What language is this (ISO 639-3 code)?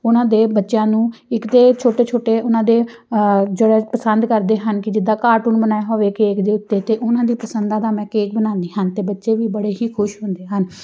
pan